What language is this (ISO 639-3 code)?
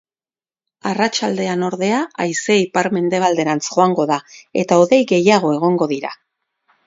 eus